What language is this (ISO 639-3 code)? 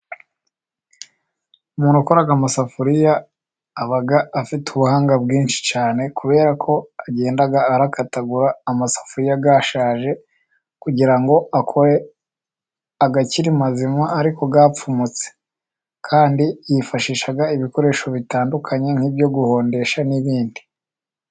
kin